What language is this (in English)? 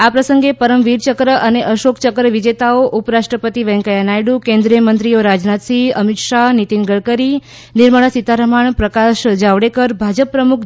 Gujarati